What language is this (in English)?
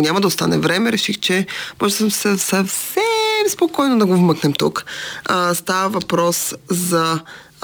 Bulgarian